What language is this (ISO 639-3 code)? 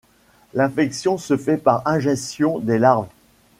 fra